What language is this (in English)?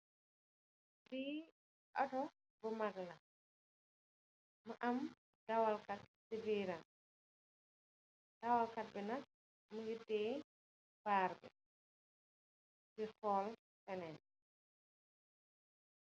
Wolof